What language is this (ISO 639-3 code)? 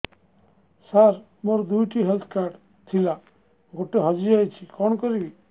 ori